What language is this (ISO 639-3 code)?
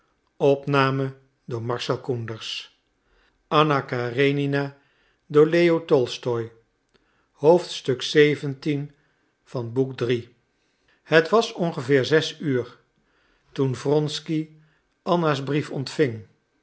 nld